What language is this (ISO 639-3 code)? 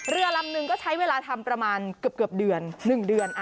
tha